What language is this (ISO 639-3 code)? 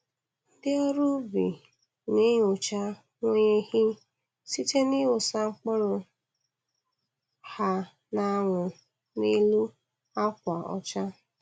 ibo